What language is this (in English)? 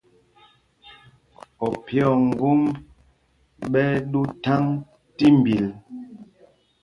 Mpumpong